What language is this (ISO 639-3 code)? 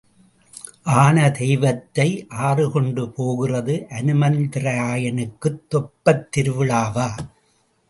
tam